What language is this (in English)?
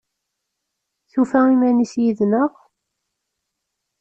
Kabyle